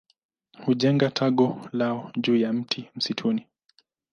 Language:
Swahili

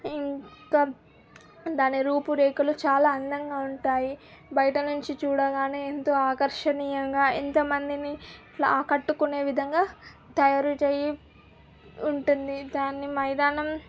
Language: Telugu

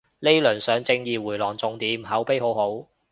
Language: Cantonese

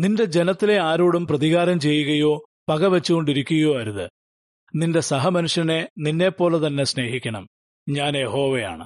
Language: Malayalam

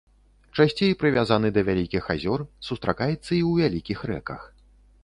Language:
Belarusian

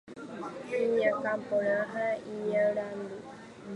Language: Guarani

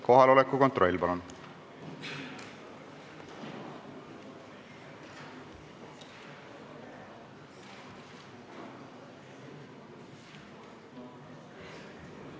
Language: Estonian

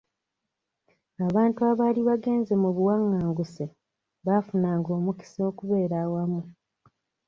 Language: Ganda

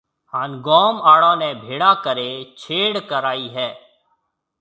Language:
Marwari (Pakistan)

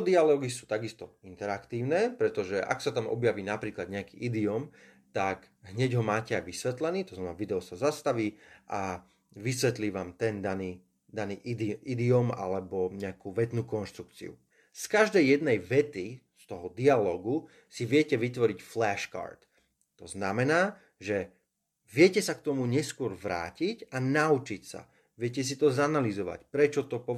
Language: Slovak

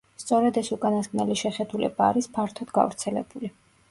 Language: Georgian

